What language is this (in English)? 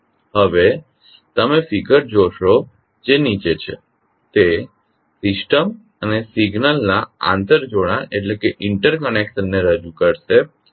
Gujarati